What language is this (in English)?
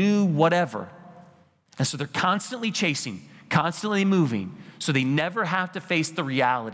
English